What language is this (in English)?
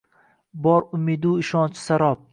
Uzbek